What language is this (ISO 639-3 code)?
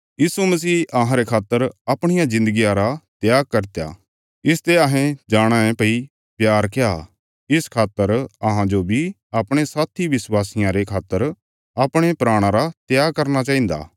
kfs